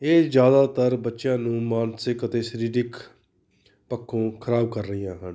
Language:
Punjabi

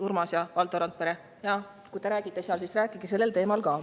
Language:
Estonian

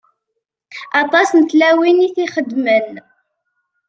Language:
Kabyle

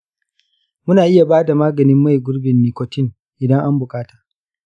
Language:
Hausa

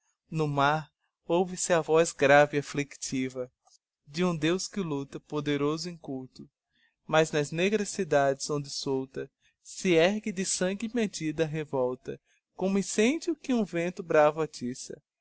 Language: Portuguese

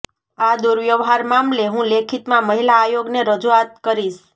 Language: Gujarati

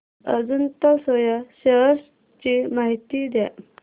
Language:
Marathi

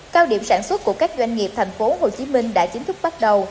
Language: Vietnamese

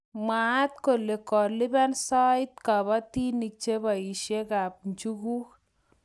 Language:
Kalenjin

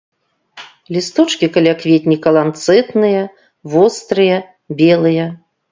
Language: Belarusian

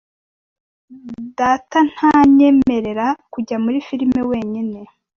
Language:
Kinyarwanda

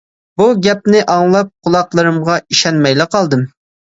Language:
Uyghur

